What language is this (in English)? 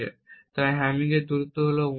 Bangla